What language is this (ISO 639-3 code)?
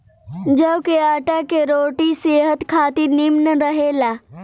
bho